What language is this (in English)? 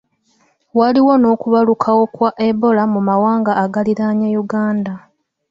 Ganda